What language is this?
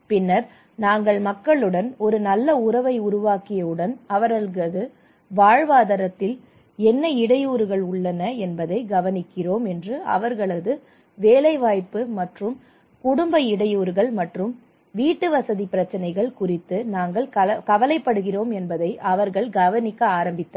Tamil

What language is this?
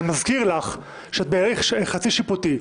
Hebrew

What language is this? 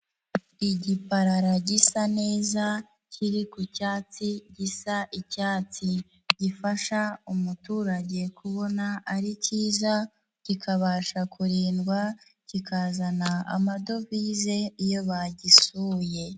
Kinyarwanda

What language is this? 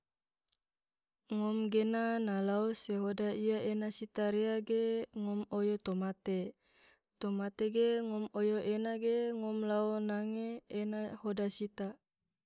Tidore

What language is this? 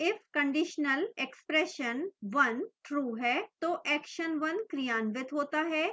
Hindi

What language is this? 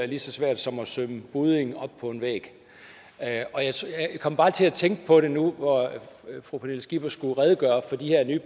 Danish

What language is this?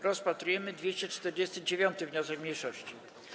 Polish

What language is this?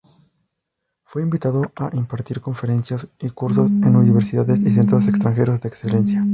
Spanish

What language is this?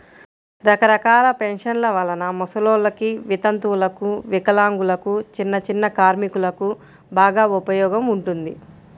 Telugu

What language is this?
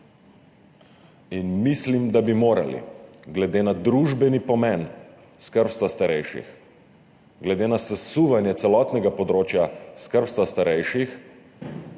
Slovenian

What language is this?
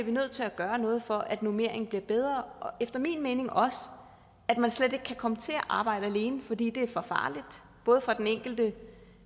Danish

